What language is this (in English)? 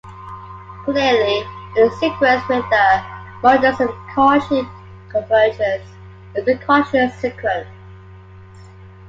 English